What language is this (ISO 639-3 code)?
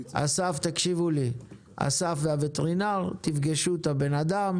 heb